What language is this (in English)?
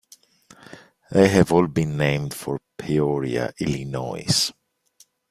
English